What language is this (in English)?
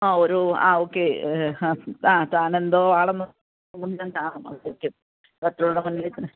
Malayalam